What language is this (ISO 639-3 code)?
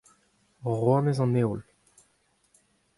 bre